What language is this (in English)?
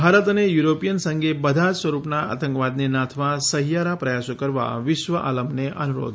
Gujarati